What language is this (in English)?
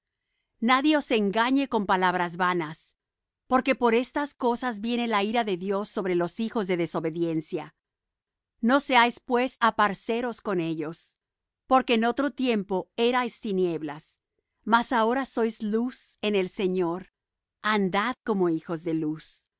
Spanish